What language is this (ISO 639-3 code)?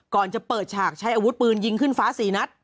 tha